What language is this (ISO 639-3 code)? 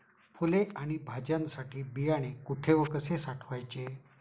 mar